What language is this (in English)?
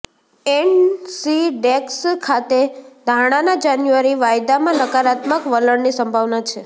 Gujarati